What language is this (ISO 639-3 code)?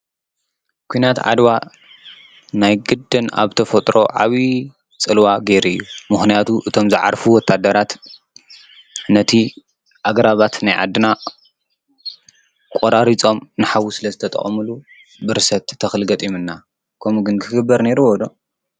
tir